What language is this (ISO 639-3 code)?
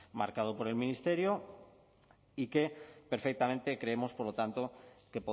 spa